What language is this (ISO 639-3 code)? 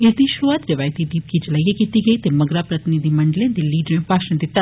doi